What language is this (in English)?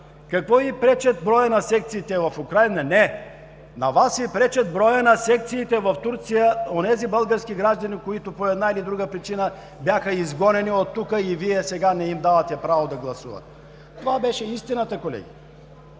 Bulgarian